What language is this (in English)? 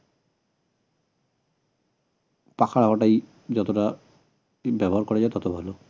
Bangla